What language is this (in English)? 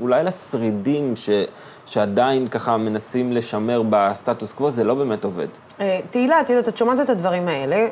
Hebrew